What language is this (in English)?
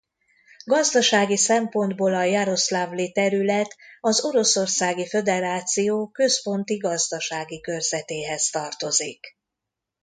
Hungarian